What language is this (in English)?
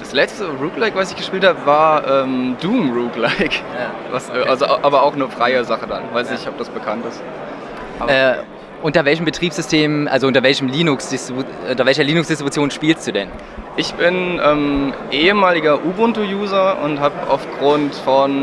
German